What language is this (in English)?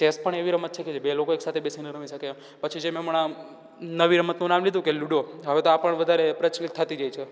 Gujarati